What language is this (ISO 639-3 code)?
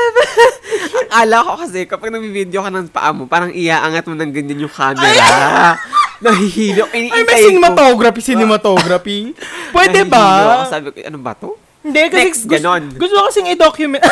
fil